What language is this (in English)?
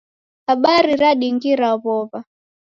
Taita